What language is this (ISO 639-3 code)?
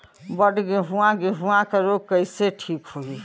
bho